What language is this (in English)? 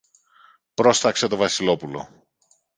Greek